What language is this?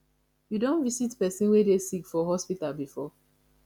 Nigerian Pidgin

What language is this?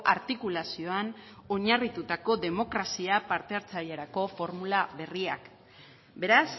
Basque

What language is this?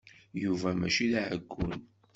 Kabyle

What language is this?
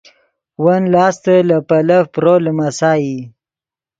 Yidgha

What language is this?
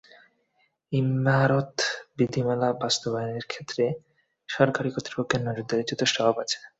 Bangla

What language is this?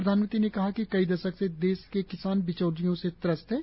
Hindi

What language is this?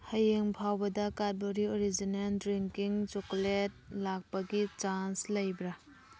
Manipuri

